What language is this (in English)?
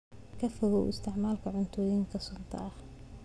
Somali